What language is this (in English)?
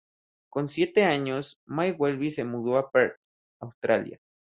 Spanish